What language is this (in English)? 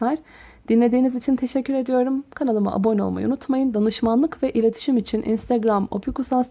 Turkish